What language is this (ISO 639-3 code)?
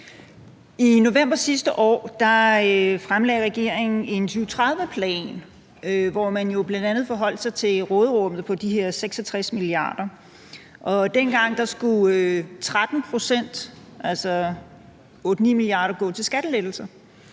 dan